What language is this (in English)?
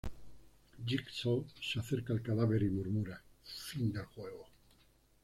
Spanish